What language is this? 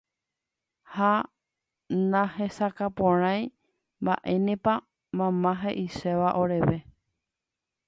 Guarani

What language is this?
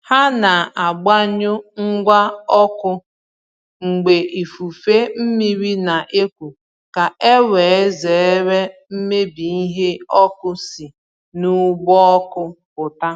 Igbo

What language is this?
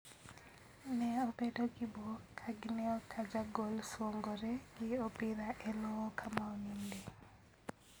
Luo (Kenya and Tanzania)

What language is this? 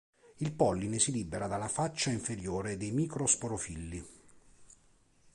Italian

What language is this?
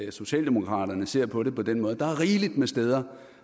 Danish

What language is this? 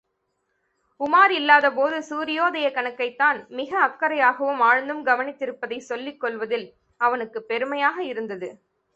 Tamil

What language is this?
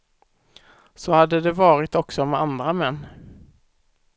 Swedish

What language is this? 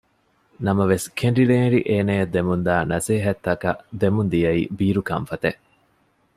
Divehi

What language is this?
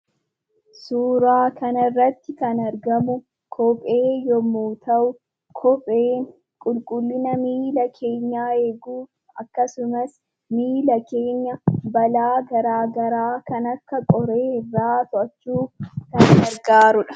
Oromo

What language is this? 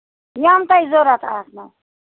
Kashmiri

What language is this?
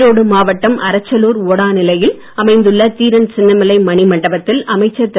Tamil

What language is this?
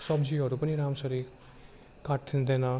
Nepali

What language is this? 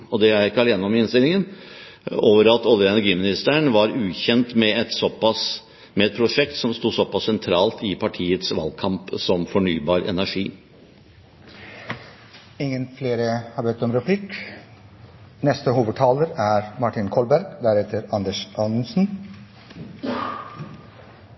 Norwegian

